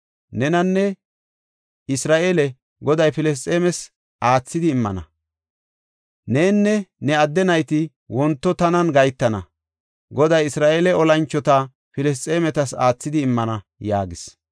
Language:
Gofa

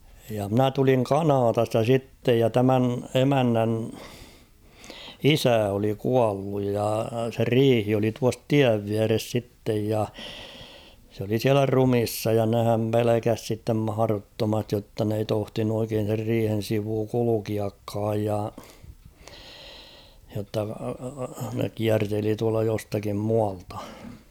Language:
Finnish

